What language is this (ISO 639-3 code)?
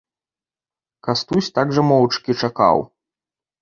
bel